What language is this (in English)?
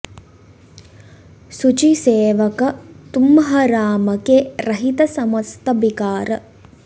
Sanskrit